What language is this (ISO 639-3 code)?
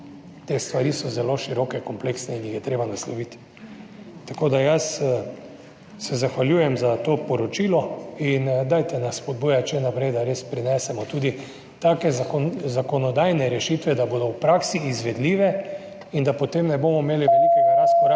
slv